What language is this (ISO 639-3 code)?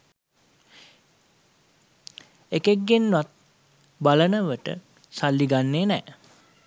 sin